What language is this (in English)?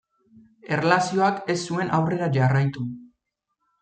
Basque